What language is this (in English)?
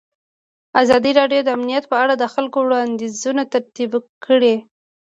Pashto